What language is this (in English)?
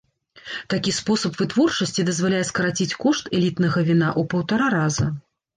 Belarusian